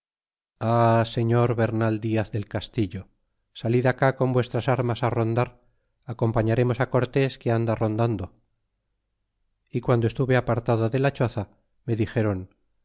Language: Spanish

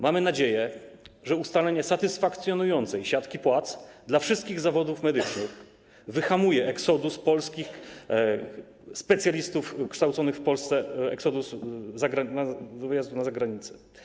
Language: Polish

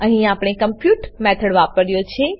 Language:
Gujarati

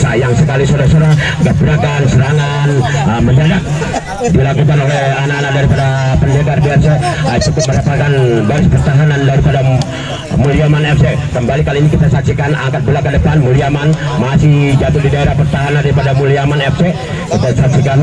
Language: Indonesian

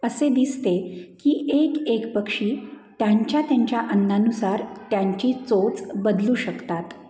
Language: Marathi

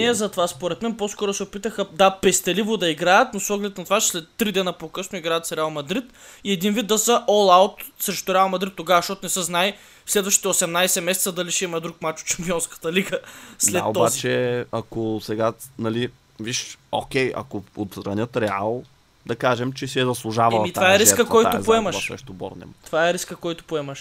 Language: Bulgarian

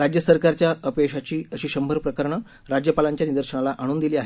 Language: Marathi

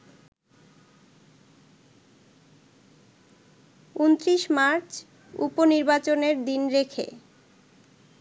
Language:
Bangla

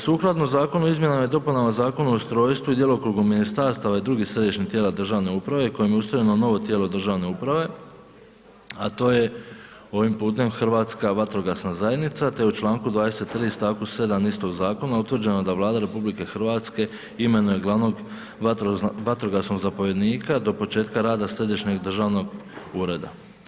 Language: Croatian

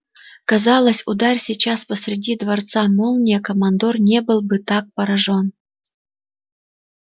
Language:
Russian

